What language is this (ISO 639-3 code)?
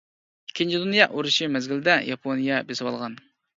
uig